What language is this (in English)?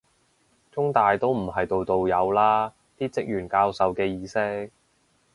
Cantonese